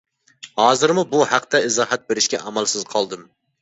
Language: Uyghur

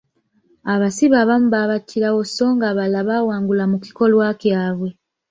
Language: Ganda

